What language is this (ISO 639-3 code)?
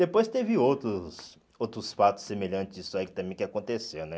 por